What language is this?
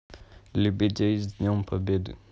Russian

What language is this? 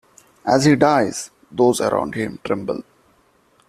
English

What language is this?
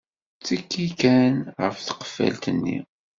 Kabyle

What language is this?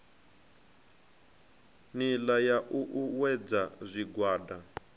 Venda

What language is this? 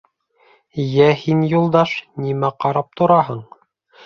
Bashkir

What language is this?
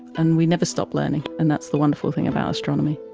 English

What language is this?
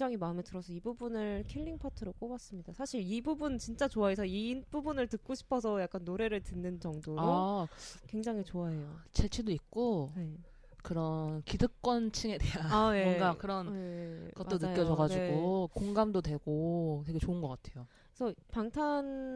Korean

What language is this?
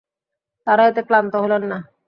Bangla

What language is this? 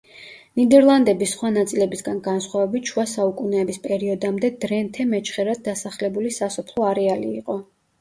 Georgian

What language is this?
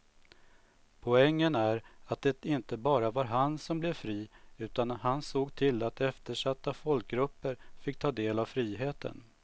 Swedish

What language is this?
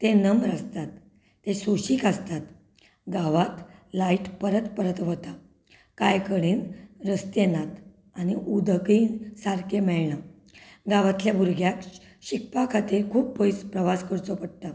Konkani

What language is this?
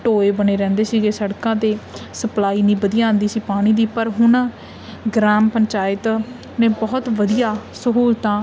Punjabi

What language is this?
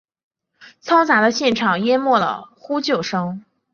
Chinese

